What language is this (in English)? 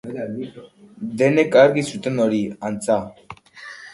Basque